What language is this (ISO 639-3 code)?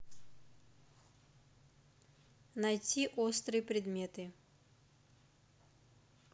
rus